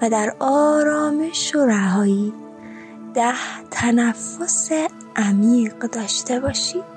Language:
Persian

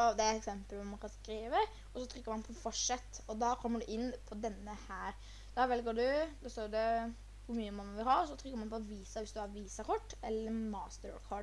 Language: Norwegian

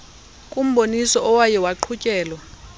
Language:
Xhosa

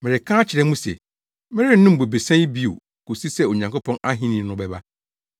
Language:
Akan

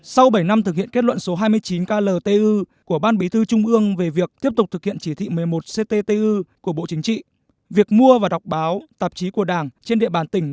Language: Vietnamese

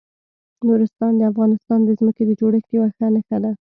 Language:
Pashto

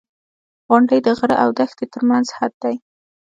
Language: Pashto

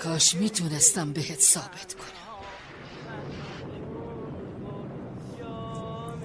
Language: Persian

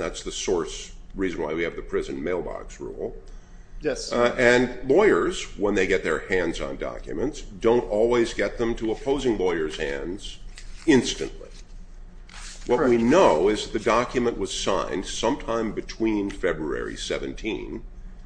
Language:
English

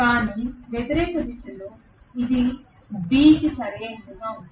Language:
Telugu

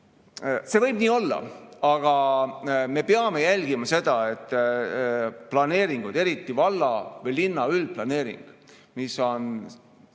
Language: Estonian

